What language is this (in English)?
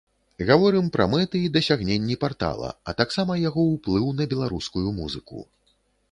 Belarusian